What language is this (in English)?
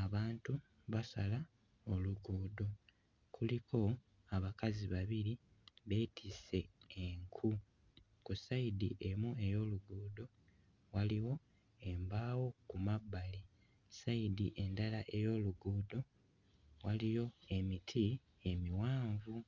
Ganda